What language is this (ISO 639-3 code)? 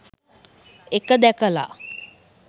sin